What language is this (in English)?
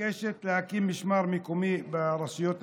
Hebrew